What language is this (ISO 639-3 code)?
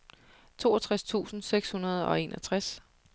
dan